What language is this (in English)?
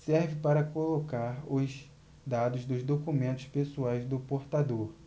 Portuguese